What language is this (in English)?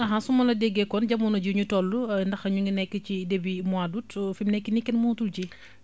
Wolof